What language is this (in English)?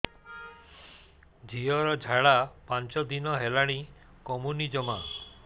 Odia